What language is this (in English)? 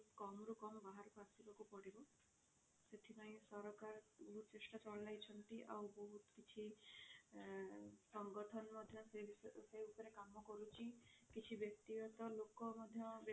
Odia